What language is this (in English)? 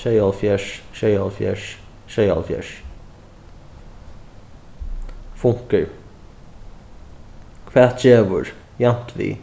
Faroese